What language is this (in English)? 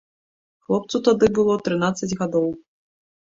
Belarusian